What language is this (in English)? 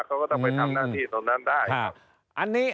Thai